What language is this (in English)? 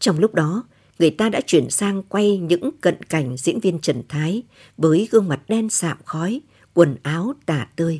Vietnamese